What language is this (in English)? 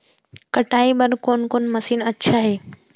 Chhattisgarhi